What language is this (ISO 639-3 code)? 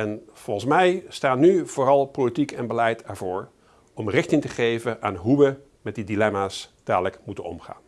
nld